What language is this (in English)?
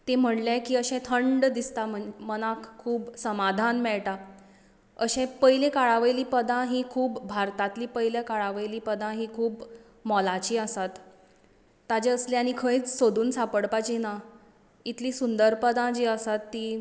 Konkani